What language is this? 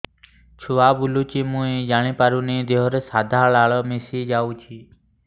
Odia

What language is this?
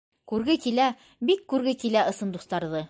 Bashkir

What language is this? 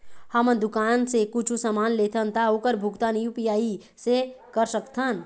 Chhattisgarhi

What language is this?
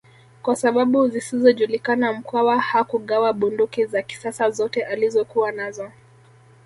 Swahili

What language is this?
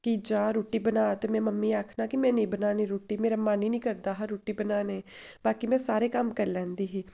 Dogri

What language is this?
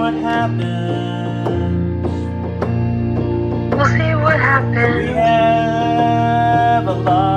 English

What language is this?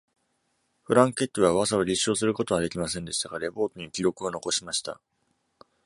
Japanese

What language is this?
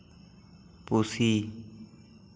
Santali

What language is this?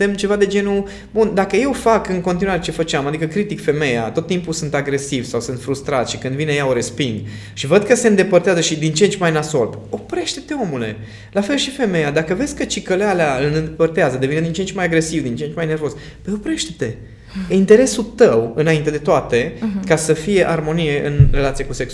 Romanian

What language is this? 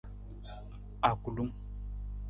Nawdm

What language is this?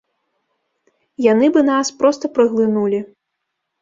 Belarusian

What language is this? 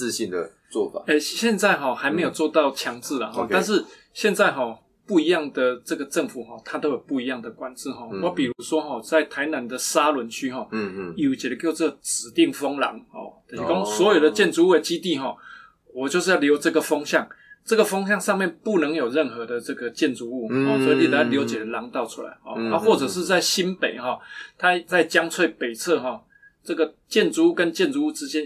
Chinese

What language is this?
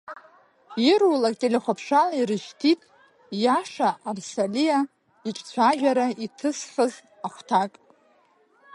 Abkhazian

